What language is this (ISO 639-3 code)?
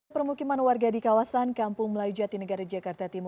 ind